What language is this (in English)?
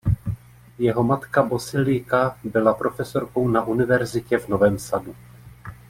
Czech